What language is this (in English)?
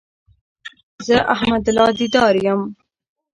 Pashto